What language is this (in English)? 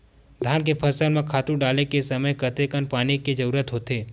Chhattisgarhi